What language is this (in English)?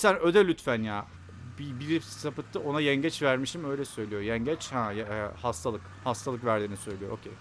Turkish